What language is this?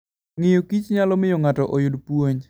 Luo (Kenya and Tanzania)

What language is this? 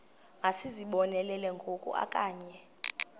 Xhosa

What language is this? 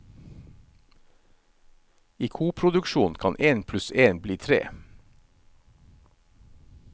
Norwegian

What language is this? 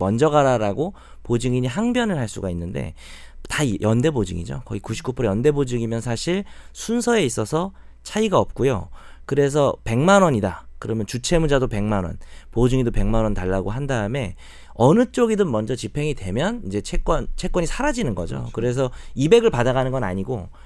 Korean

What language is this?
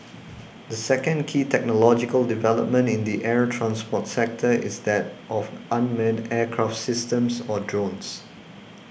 English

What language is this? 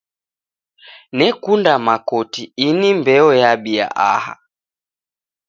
Taita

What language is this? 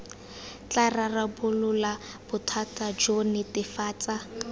Tswana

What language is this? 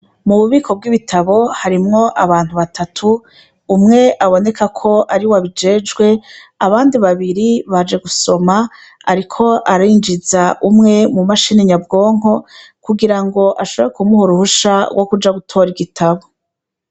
Rundi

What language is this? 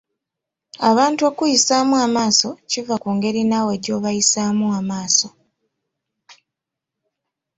Ganda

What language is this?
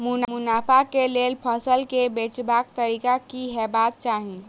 Maithili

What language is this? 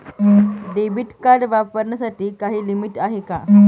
Marathi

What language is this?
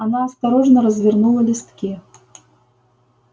Russian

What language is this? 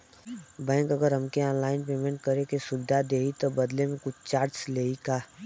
Bhojpuri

